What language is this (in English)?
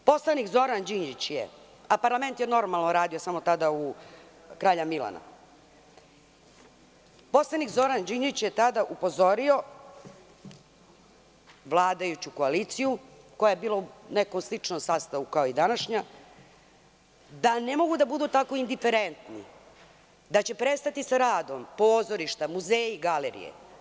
Serbian